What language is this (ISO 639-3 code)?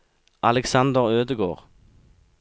nor